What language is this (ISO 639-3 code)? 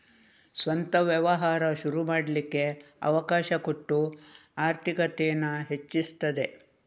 kan